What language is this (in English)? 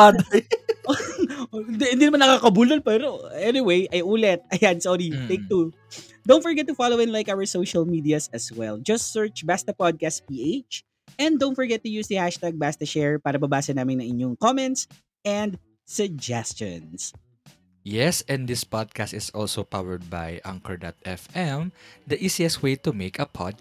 Filipino